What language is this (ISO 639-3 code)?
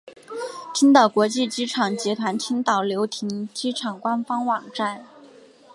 zho